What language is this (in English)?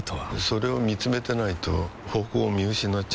Japanese